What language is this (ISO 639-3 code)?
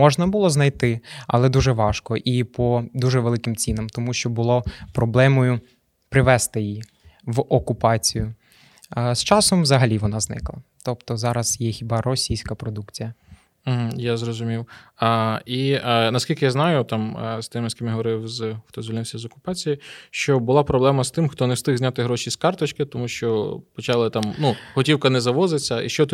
ukr